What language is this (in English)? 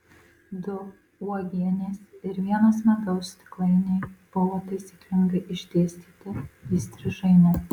Lithuanian